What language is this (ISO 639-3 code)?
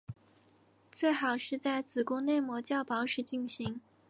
zho